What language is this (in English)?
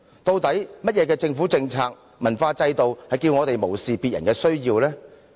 Cantonese